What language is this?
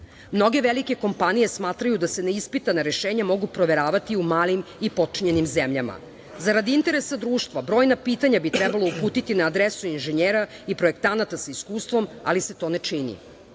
Serbian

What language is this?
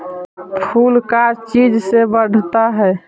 Magahi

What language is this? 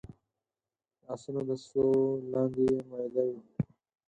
Pashto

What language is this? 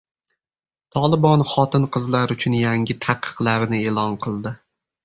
Uzbek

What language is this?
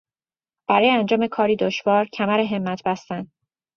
Persian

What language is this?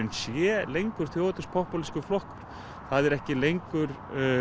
Icelandic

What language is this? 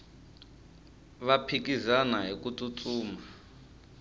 Tsonga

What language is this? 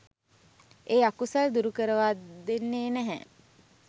Sinhala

